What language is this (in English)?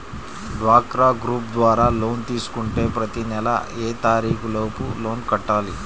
Telugu